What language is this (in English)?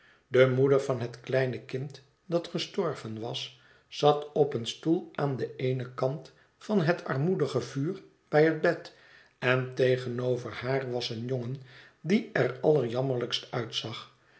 Dutch